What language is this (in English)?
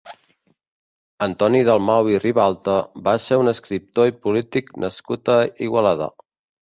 Catalan